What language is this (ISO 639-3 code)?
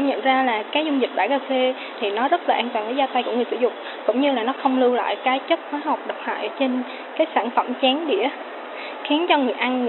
vie